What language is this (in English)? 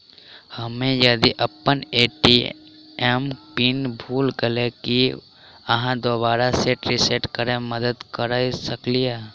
Maithili